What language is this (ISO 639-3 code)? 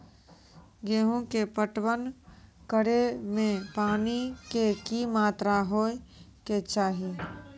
mai